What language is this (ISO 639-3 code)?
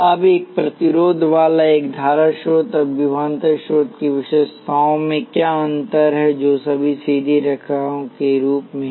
hin